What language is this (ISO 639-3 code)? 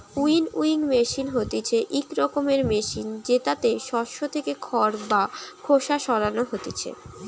ben